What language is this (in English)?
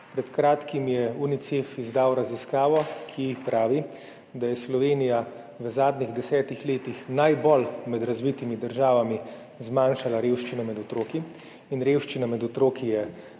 Slovenian